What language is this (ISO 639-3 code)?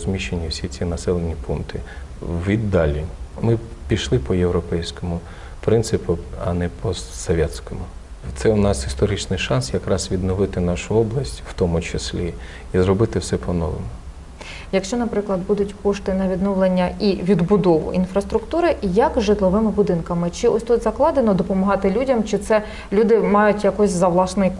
ukr